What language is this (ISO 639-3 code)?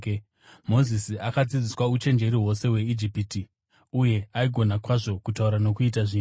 sna